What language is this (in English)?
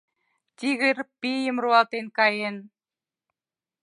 Mari